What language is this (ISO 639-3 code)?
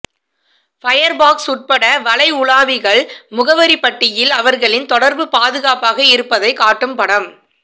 tam